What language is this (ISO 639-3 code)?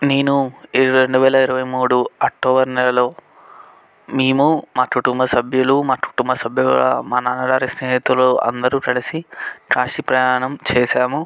tel